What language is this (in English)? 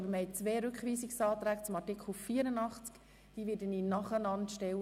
Swiss German